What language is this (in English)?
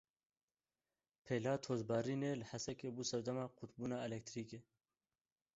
Kurdish